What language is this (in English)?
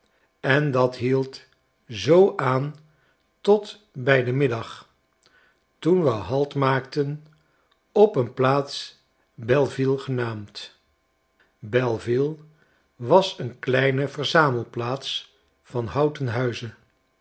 Dutch